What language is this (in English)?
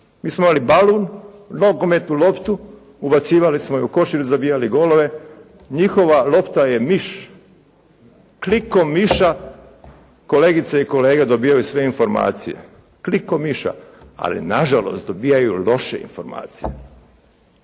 Croatian